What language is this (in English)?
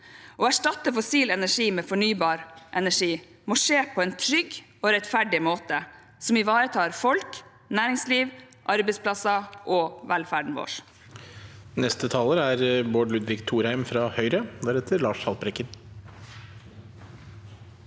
Norwegian